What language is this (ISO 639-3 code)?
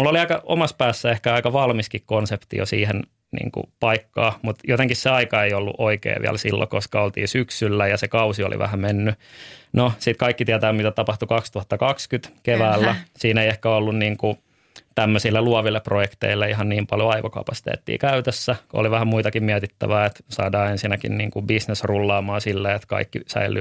fin